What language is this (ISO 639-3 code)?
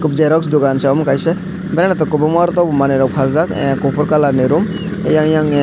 trp